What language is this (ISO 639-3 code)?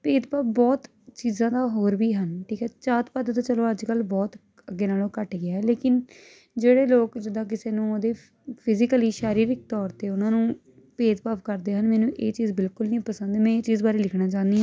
pan